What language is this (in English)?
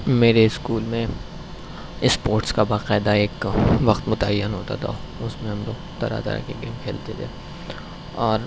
Urdu